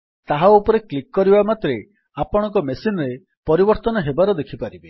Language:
Odia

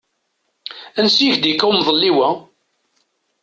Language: Kabyle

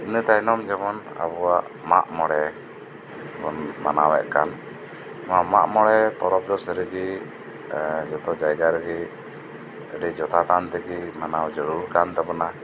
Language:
Santali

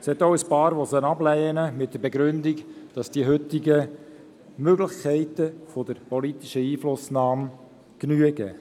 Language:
Swiss German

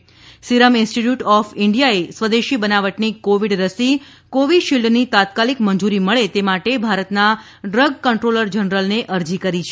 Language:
Gujarati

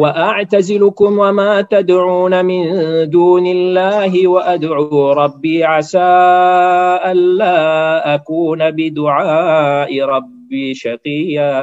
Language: Malay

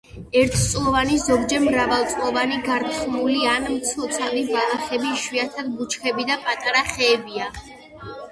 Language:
Georgian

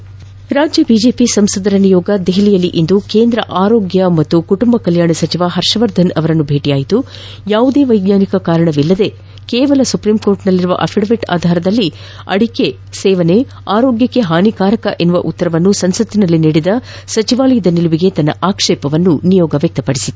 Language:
Kannada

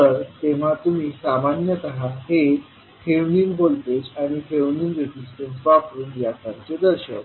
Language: Marathi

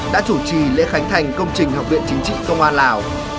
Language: Vietnamese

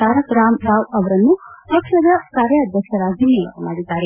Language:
Kannada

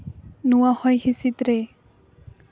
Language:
Santali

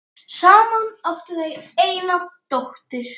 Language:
Icelandic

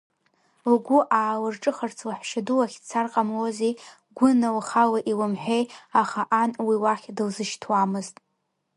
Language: Abkhazian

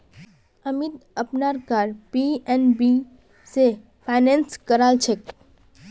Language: Magahi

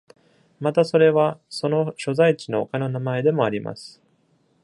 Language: Japanese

